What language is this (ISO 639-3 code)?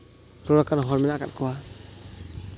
sat